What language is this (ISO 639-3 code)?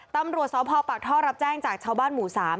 tha